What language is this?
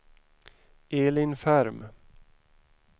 Swedish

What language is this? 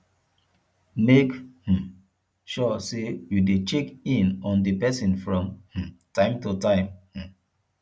Nigerian Pidgin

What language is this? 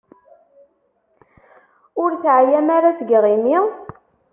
Kabyle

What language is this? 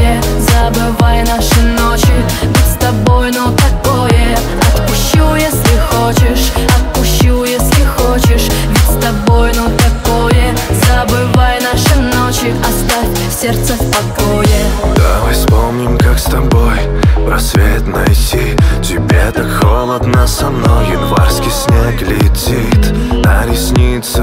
Russian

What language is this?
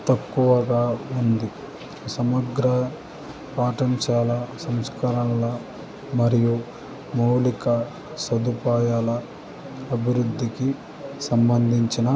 Telugu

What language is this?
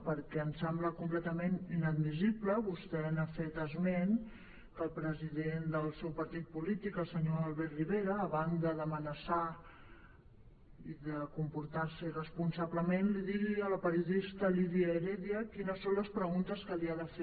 Catalan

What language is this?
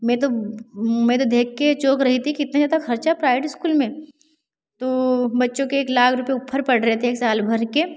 Hindi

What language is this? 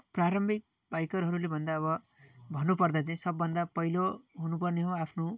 Nepali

